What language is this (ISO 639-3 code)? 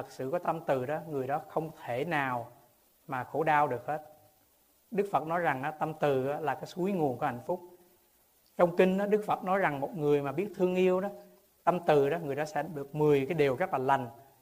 vie